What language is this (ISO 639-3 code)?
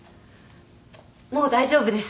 jpn